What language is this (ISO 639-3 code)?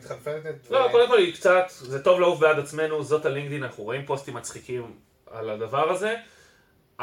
heb